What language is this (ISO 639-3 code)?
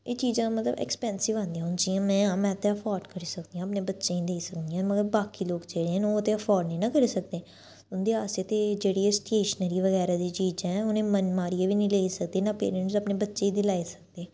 doi